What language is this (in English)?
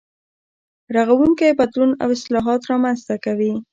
Pashto